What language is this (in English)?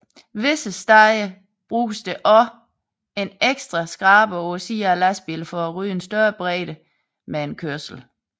Danish